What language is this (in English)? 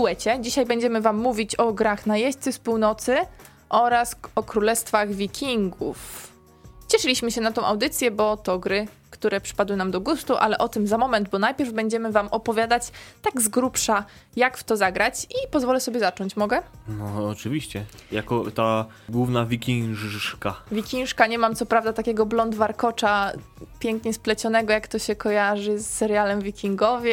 Polish